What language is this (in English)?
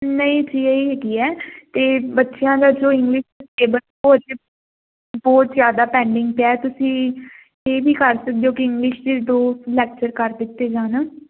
Punjabi